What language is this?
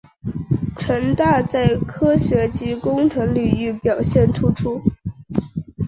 Chinese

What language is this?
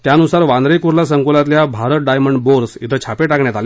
Marathi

